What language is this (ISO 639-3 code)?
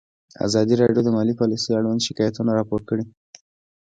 pus